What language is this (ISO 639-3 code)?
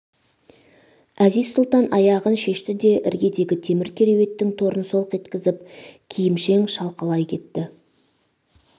kaz